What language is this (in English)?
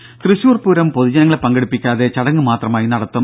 Malayalam